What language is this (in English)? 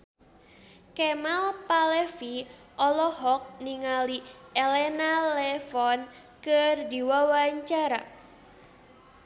Sundanese